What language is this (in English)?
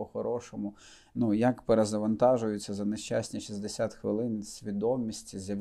Ukrainian